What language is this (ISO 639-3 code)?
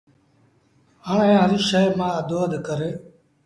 sbn